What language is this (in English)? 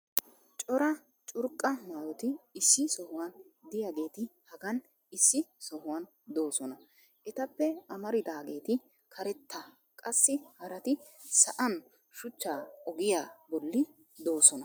Wolaytta